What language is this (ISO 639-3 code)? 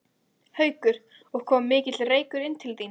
isl